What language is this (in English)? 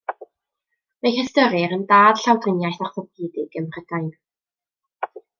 Welsh